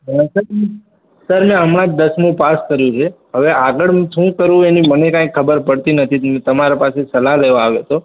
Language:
Gujarati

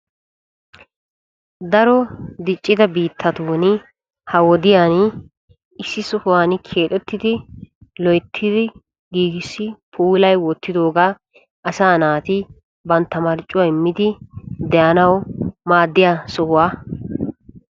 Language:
Wolaytta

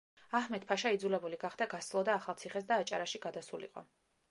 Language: Georgian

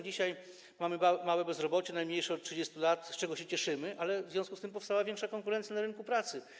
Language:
Polish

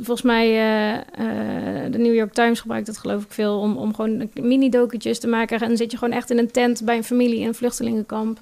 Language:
Dutch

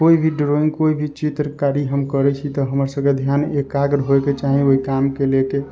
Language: Maithili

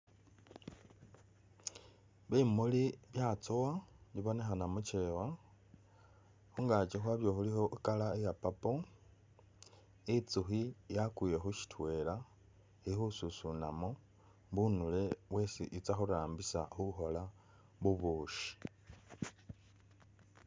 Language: Masaaba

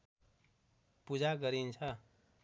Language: Nepali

